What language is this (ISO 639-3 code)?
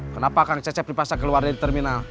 ind